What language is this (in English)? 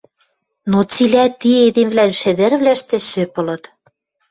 Western Mari